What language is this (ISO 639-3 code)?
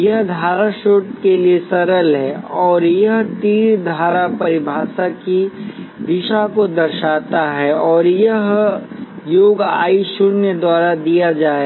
hin